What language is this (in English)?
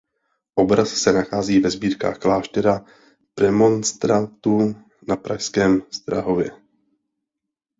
Czech